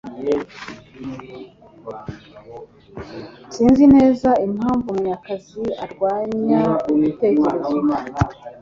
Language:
Kinyarwanda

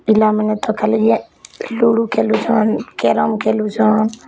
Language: Odia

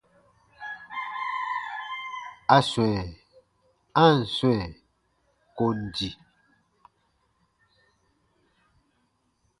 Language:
Baatonum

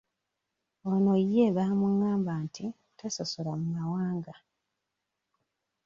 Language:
Ganda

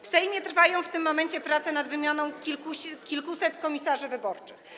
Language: Polish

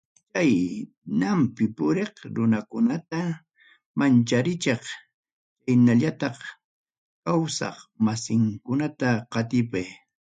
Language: Ayacucho Quechua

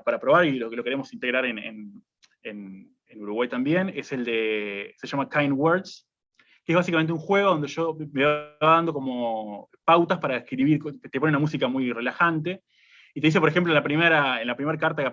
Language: Spanish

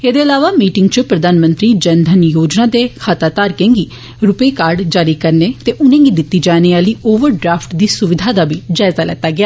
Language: Dogri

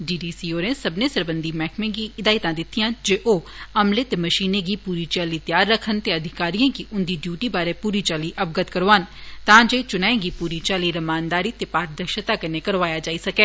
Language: Dogri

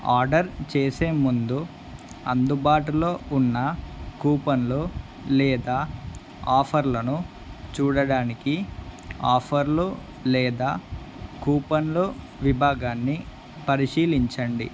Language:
Telugu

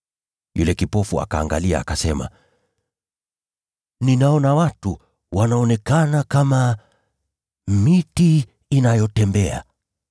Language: Swahili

